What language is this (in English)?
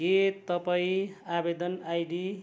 Nepali